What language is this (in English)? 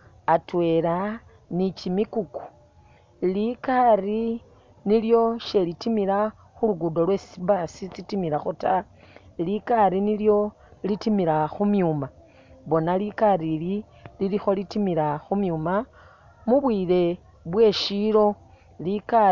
Masaaba